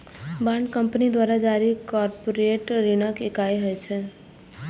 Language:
Maithili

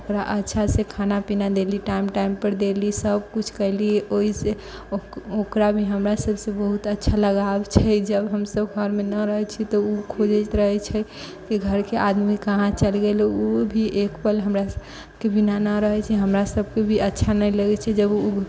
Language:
Maithili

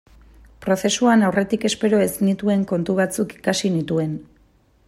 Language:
Basque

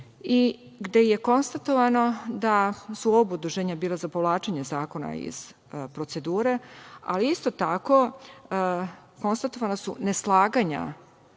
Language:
Serbian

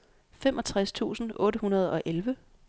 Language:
Danish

